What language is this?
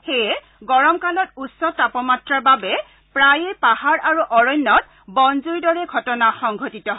Assamese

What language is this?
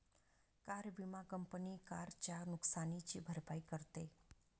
Marathi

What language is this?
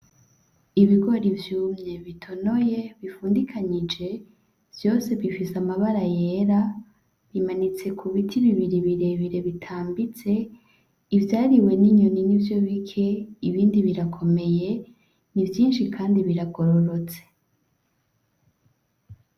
Rundi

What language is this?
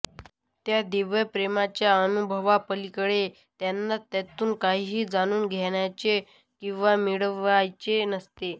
Marathi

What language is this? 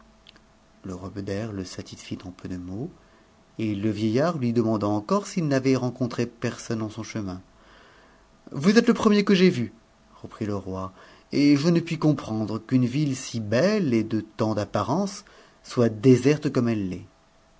French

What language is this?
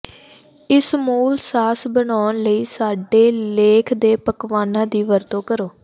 Punjabi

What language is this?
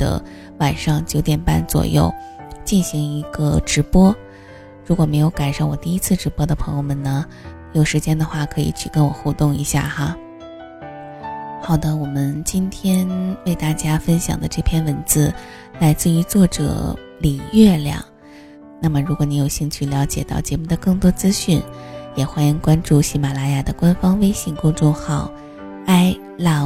Chinese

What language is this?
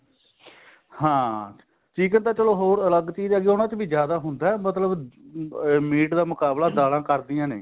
Punjabi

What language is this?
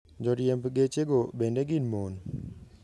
Luo (Kenya and Tanzania)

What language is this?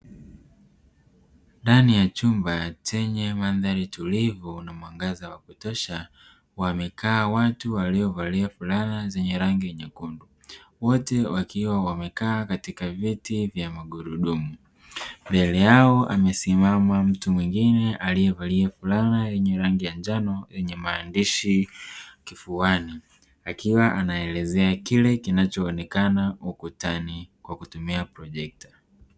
Swahili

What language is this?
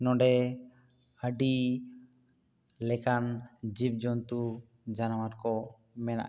Santali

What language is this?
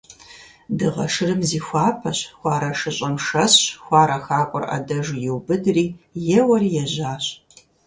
Kabardian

